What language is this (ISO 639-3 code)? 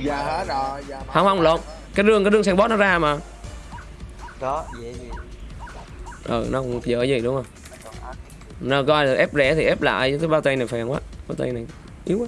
vie